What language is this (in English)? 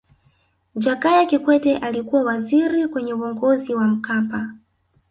Swahili